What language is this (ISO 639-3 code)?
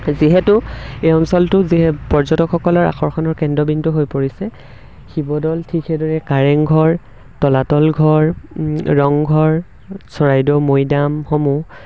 asm